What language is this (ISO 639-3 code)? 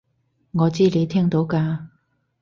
yue